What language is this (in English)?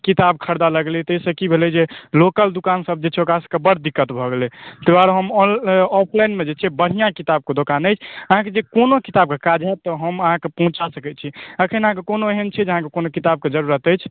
Maithili